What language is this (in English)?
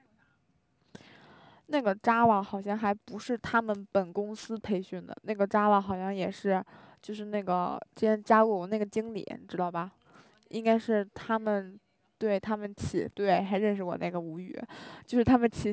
Chinese